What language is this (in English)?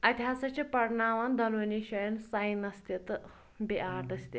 Kashmiri